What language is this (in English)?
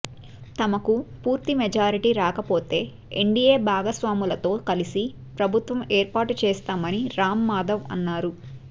Telugu